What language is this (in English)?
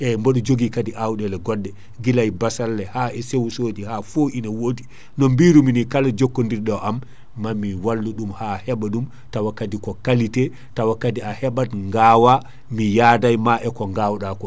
Fula